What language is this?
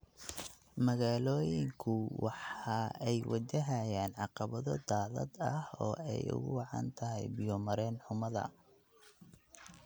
Somali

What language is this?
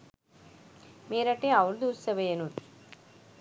Sinhala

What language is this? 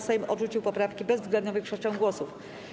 Polish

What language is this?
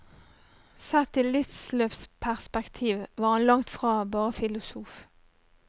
Norwegian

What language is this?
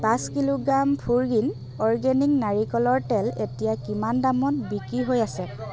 Assamese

